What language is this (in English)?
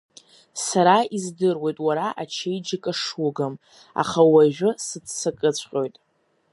Abkhazian